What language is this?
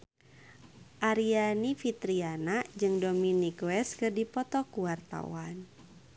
Sundanese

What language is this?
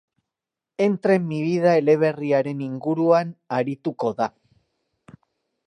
Basque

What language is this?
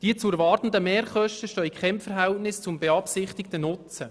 Swiss German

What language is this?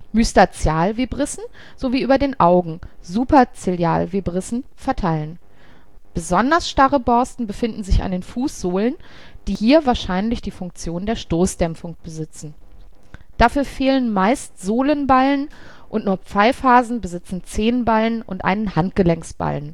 German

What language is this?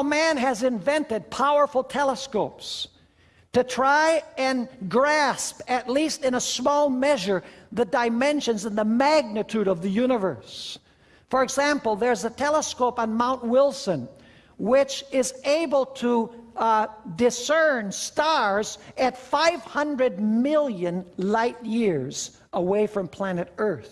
English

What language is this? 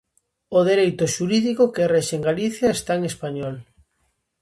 Galician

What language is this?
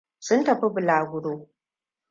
Hausa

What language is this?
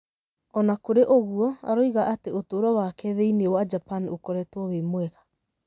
Kikuyu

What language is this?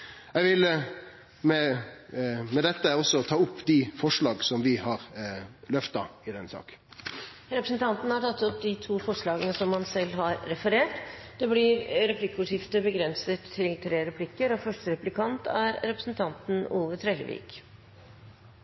Norwegian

